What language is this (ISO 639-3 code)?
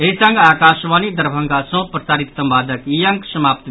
mai